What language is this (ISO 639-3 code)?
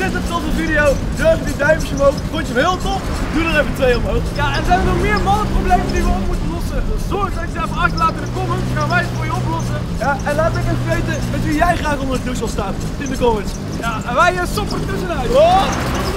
nld